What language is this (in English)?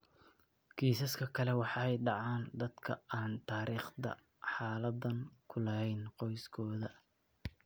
Somali